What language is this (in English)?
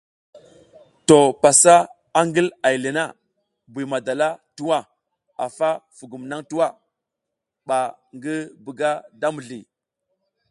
South Giziga